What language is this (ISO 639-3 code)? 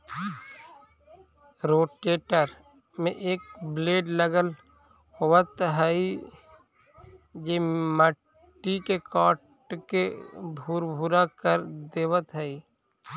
mag